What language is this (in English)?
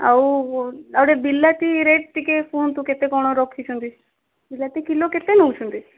Odia